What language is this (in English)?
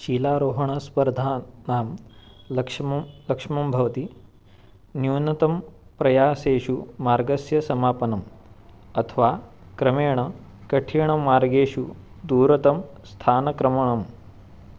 Sanskrit